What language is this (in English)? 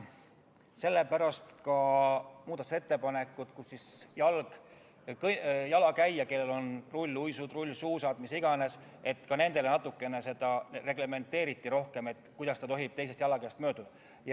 Estonian